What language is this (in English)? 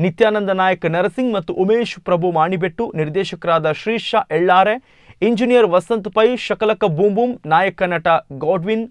Indonesian